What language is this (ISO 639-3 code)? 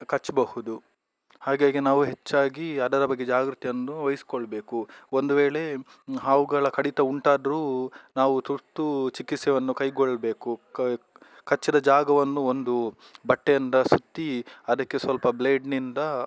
kan